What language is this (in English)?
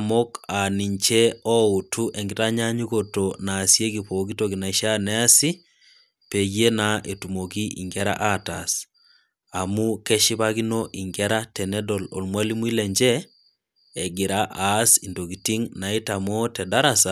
Masai